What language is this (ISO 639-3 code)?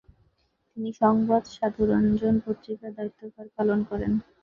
ben